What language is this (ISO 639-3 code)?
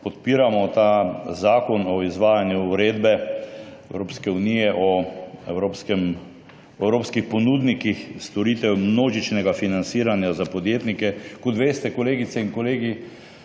slv